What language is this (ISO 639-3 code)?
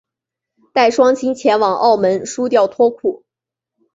zho